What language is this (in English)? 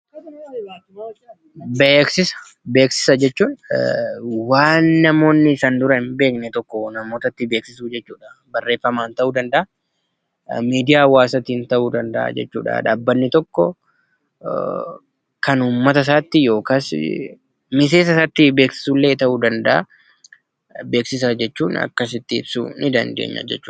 Oromo